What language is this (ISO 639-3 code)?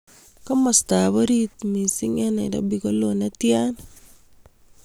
kln